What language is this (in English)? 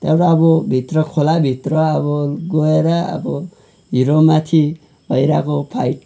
Nepali